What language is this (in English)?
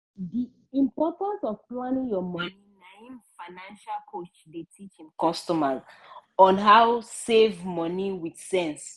Nigerian Pidgin